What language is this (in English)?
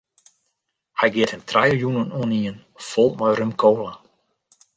Western Frisian